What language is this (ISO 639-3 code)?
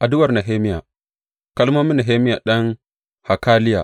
hau